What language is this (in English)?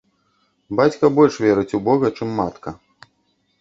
Belarusian